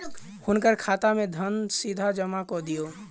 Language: Maithili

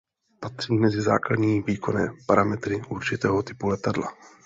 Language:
Czech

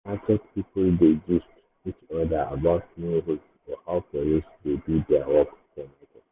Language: Nigerian Pidgin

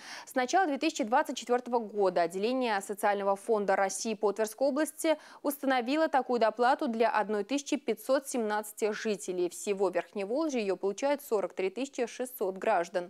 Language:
Russian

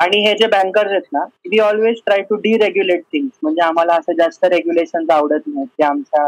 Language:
Marathi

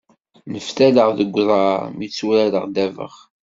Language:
Kabyle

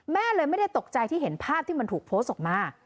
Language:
Thai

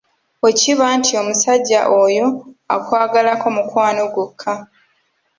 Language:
Ganda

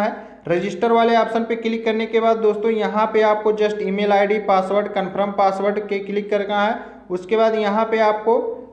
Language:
Hindi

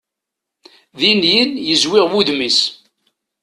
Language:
Kabyle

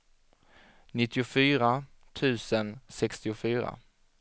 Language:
Swedish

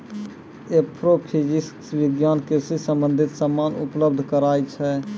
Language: Maithili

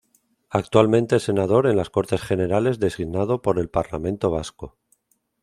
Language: Spanish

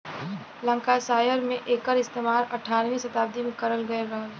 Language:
Bhojpuri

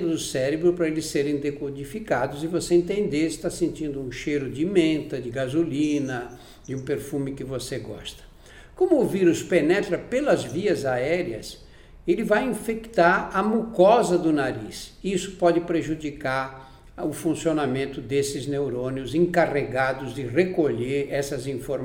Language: Portuguese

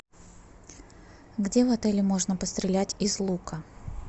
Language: Russian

